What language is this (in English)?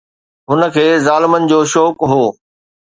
Sindhi